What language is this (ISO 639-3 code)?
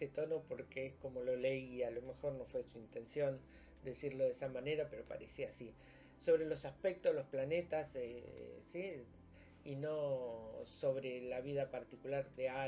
spa